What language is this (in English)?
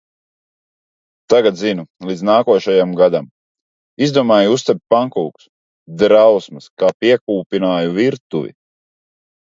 Latvian